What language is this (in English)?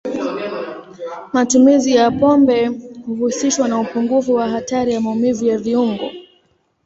Swahili